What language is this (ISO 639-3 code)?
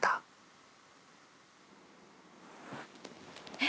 jpn